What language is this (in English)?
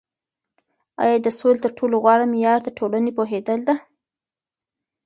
Pashto